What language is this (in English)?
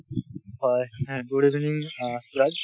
Assamese